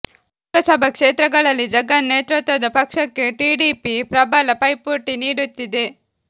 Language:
Kannada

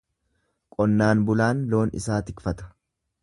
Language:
Oromo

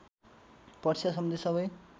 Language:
Nepali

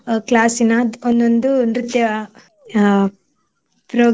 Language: Kannada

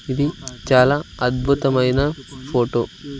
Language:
Telugu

